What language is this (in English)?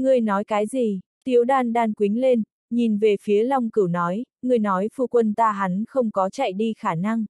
Vietnamese